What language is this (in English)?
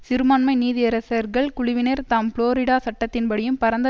Tamil